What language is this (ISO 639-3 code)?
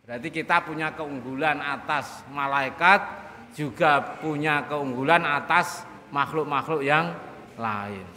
ind